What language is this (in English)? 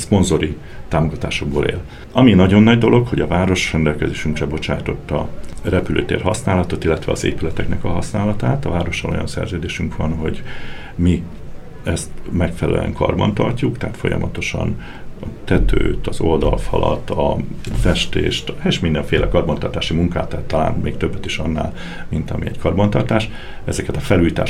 Hungarian